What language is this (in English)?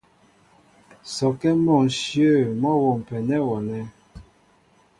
Mbo (Cameroon)